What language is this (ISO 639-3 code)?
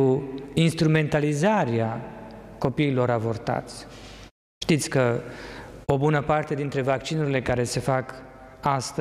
ron